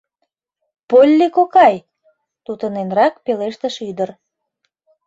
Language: Mari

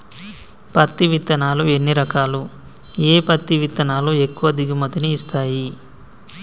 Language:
Telugu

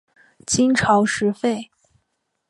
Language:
Chinese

